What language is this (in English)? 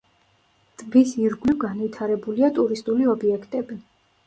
Georgian